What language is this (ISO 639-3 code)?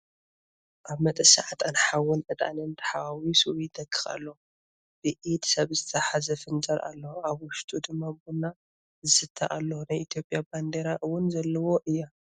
tir